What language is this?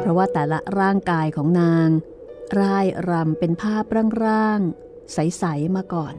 Thai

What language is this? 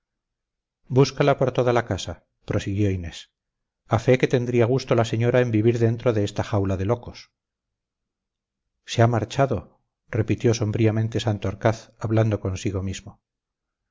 Spanish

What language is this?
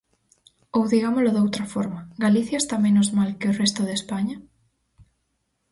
Galician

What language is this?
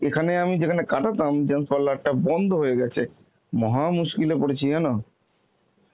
Bangla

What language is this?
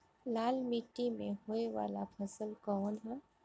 Bhojpuri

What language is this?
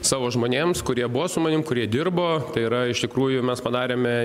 Lithuanian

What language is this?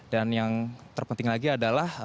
Indonesian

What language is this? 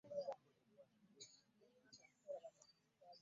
Ganda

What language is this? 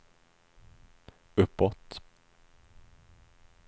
Swedish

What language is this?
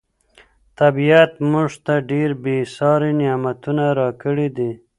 Pashto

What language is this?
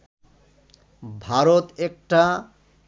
Bangla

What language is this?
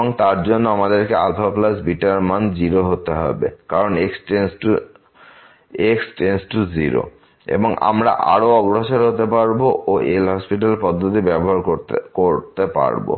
Bangla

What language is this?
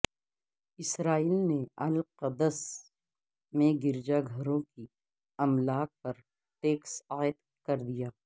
Urdu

